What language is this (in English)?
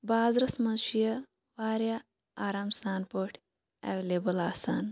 Kashmiri